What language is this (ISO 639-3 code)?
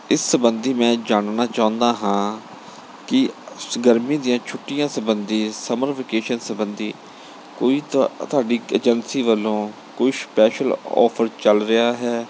pan